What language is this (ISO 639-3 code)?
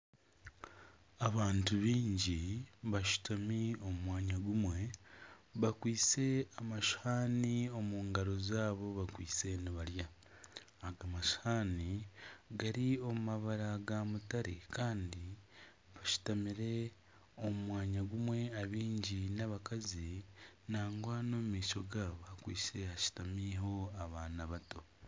nyn